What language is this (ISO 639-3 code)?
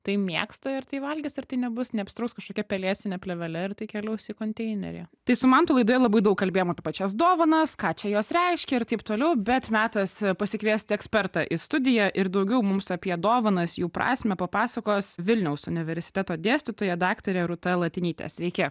lit